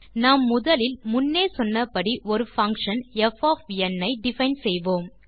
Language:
Tamil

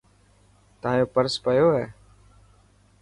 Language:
Dhatki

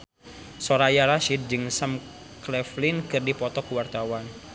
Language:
Sundanese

